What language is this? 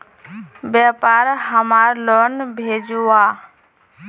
Magahi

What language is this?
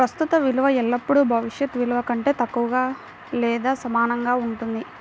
Telugu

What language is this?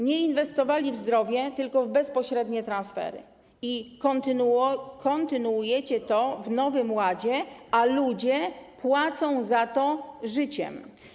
Polish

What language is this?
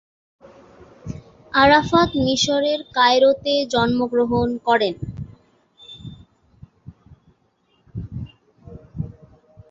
Bangla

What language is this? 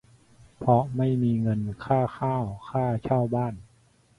Thai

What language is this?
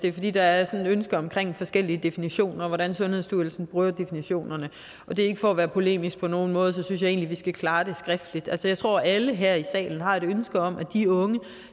Danish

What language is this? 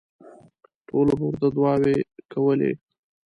Pashto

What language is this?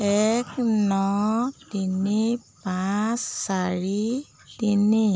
Assamese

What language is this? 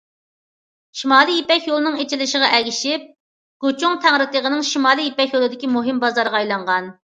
Uyghur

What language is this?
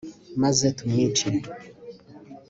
Kinyarwanda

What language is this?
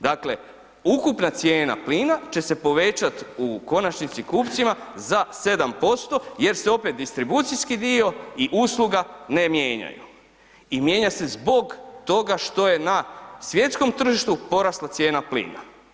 Croatian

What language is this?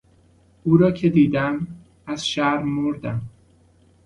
Persian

